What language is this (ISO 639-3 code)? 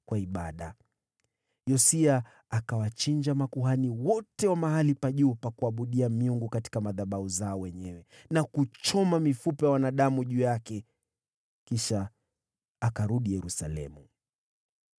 swa